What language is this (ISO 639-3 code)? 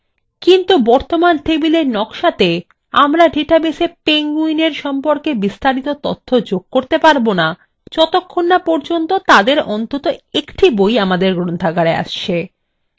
ben